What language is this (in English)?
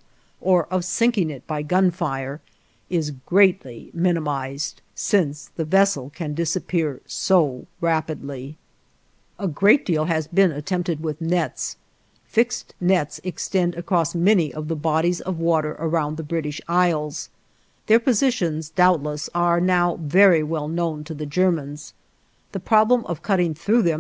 English